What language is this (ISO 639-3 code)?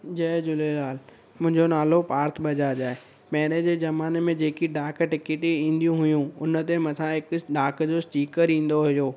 snd